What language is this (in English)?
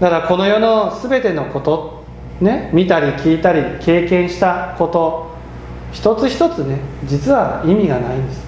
Japanese